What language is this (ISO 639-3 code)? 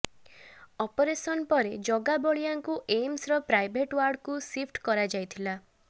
ori